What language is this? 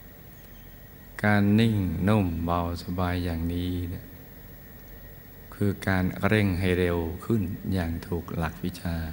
Thai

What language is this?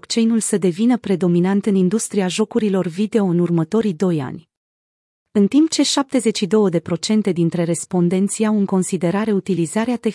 Romanian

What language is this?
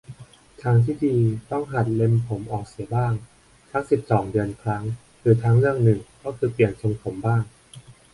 Thai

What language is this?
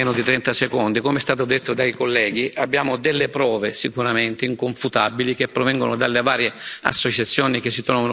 Italian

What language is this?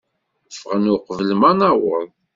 Kabyle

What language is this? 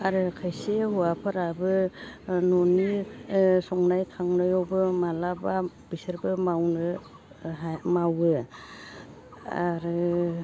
Bodo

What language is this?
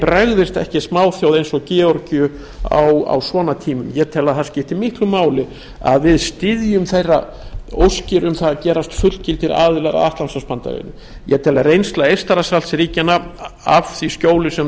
Icelandic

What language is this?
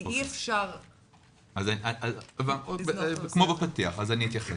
Hebrew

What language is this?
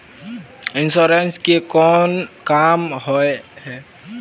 Magahi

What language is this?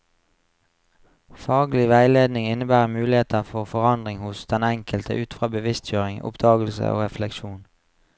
Norwegian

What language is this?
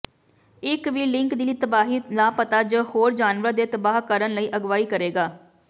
Punjabi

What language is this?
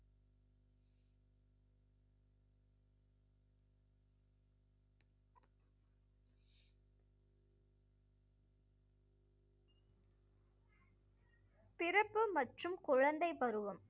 Tamil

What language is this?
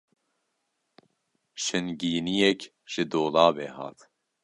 Kurdish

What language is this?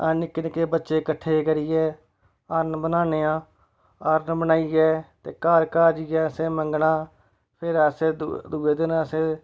Dogri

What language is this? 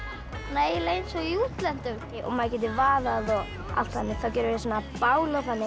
Icelandic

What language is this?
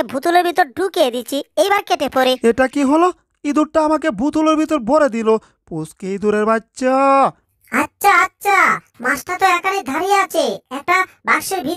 Turkish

